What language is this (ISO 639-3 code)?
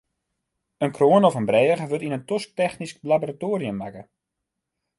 fry